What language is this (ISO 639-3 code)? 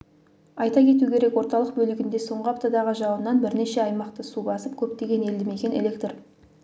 kaz